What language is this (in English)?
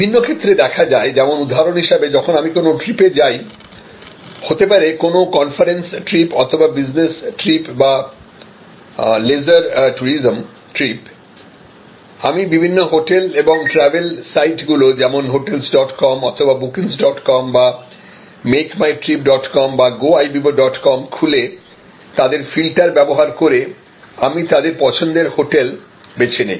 Bangla